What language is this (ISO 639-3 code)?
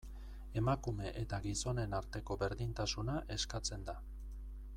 eus